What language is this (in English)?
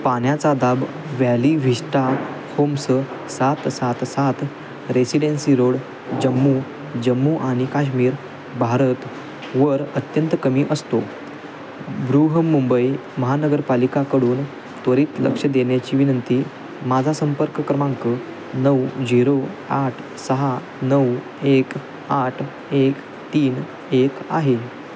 Marathi